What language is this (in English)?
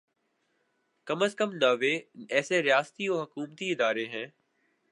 Urdu